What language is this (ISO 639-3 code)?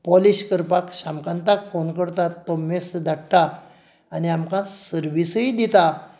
kok